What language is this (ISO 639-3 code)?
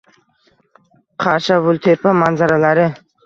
uzb